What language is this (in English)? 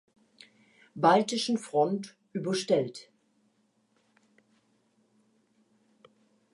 German